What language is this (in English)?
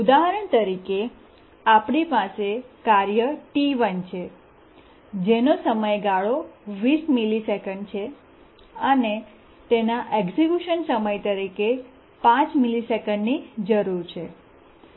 Gujarati